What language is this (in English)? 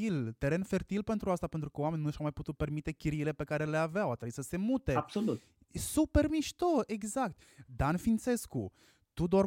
Romanian